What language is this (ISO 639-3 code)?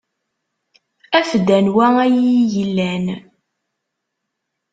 kab